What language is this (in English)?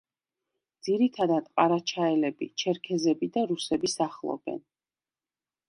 Georgian